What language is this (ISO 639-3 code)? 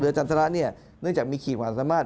tha